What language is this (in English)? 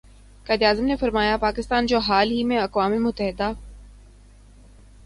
Urdu